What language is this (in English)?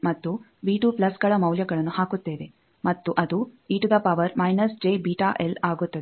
Kannada